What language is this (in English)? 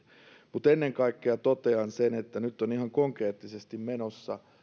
Finnish